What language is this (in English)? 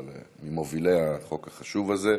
Hebrew